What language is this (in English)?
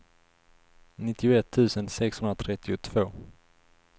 Swedish